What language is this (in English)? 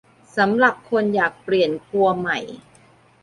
Thai